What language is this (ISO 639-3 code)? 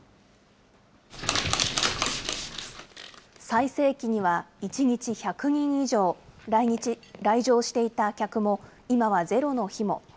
jpn